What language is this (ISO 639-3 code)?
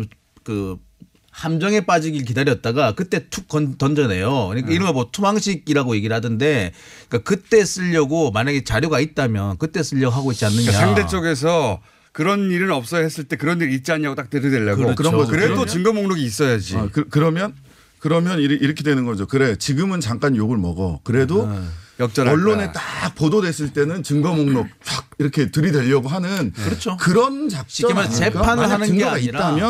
kor